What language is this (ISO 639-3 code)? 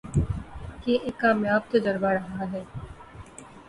urd